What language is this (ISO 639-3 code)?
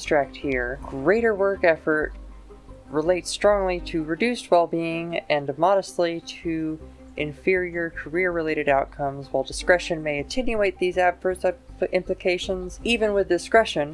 eng